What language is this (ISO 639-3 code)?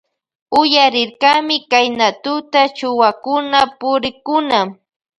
qvj